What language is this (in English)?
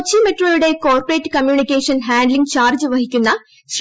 Malayalam